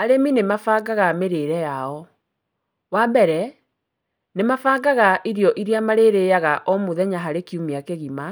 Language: Kikuyu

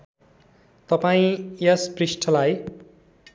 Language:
Nepali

